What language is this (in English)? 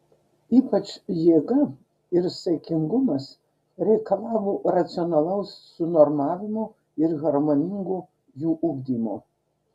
Lithuanian